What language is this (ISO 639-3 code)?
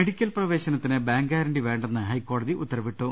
mal